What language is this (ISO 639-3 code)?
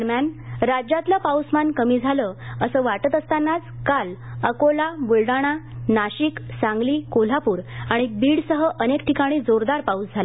mar